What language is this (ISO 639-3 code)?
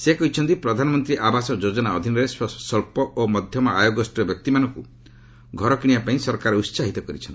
ori